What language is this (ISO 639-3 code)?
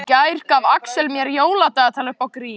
isl